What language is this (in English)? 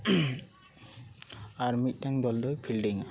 Santali